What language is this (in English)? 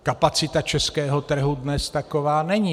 Czech